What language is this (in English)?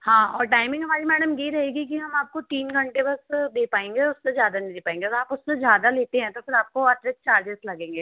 Hindi